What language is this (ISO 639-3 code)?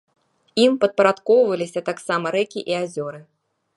bel